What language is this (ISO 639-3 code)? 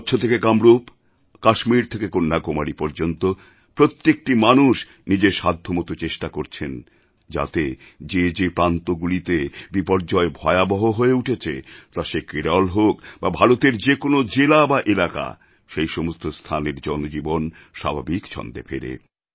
ben